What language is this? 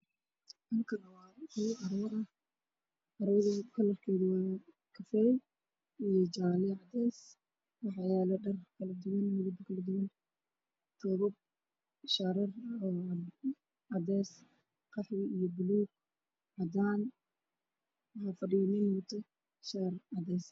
Somali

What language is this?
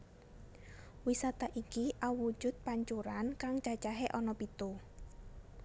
Javanese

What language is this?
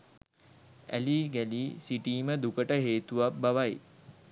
Sinhala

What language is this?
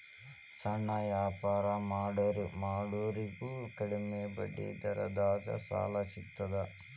Kannada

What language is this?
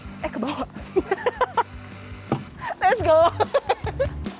Indonesian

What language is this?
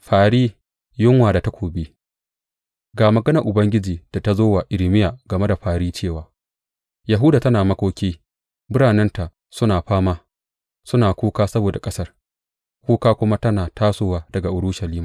Hausa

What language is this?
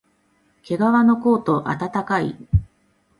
Japanese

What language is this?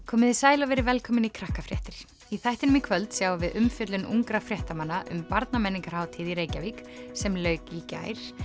Icelandic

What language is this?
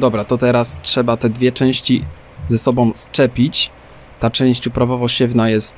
Polish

